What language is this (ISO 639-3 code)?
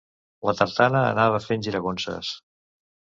cat